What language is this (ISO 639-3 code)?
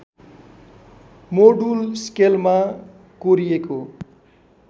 nep